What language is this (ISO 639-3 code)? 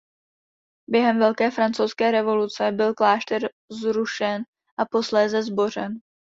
ces